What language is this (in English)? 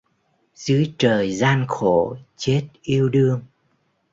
Vietnamese